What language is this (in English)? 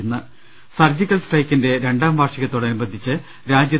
Malayalam